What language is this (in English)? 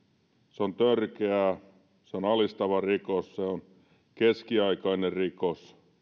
Finnish